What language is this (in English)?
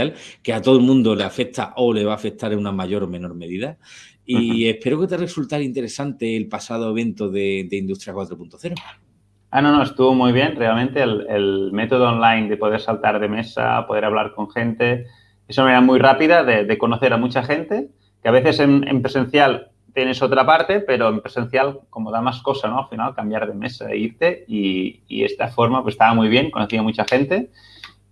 Spanish